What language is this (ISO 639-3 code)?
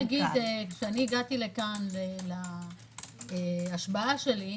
heb